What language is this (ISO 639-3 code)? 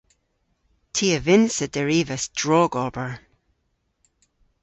cor